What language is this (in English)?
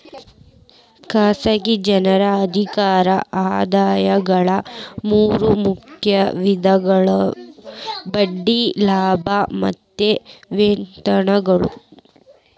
Kannada